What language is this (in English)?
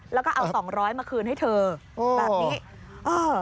Thai